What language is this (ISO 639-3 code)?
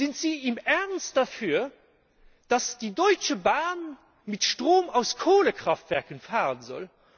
deu